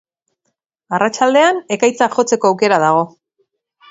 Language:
Basque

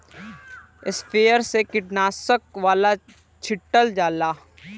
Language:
Bhojpuri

